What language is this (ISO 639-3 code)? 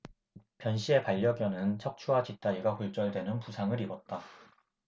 kor